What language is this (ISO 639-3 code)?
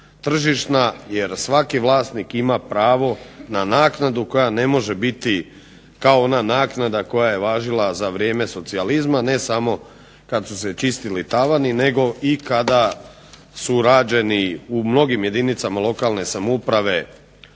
hrv